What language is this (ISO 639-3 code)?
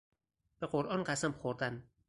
fas